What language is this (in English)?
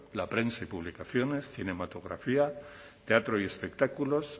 Spanish